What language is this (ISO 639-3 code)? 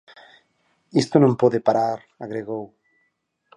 glg